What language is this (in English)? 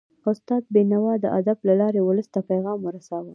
Pashto